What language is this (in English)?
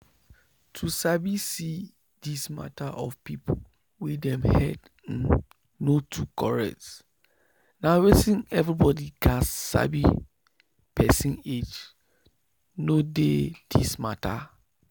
Nigerian Pidgin